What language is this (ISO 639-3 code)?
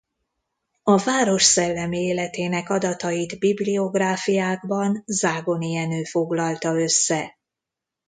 hun